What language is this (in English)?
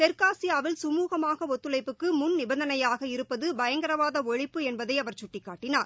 Tamil